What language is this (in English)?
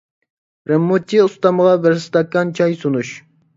Uyghur